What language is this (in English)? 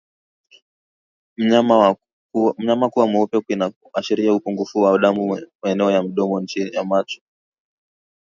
Swahili